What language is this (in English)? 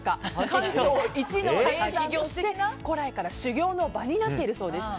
Japanese